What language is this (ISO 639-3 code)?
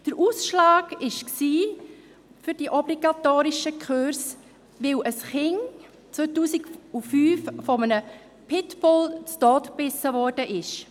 gsw